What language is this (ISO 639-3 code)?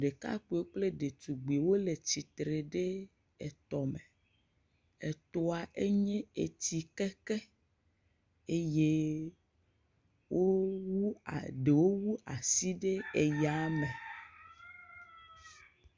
ewe